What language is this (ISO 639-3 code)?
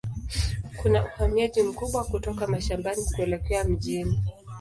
swa